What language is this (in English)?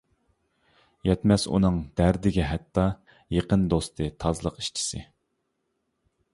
Uyghur